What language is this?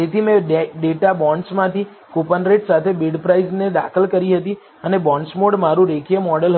Gujarati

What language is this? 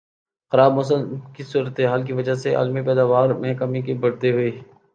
Urdu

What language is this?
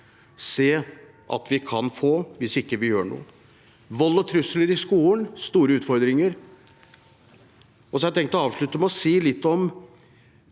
Norwegian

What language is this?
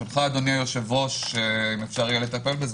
Hebrew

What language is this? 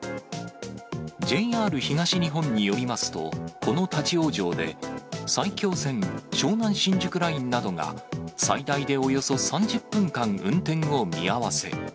Japanese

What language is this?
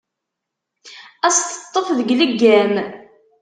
Kabyle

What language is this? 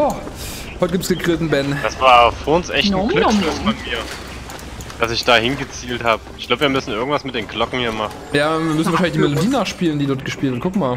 German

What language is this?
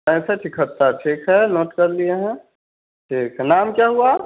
Hindi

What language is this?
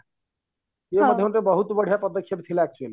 Odia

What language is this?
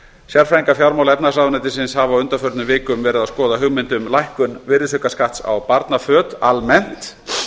Icelandic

